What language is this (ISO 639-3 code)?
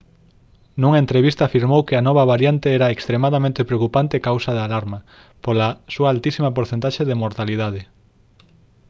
glg